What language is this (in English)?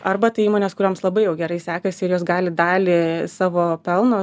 Lithuanian